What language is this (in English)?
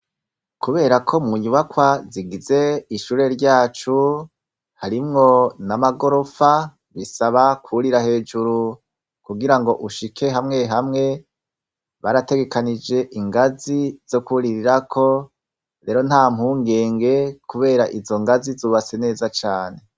Rundi